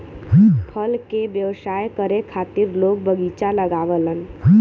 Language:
Bhojpuri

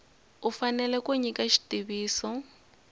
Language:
Tsonga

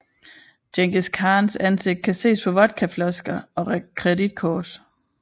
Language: Danish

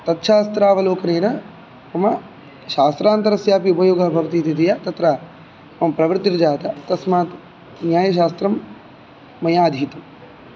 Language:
Sanskrit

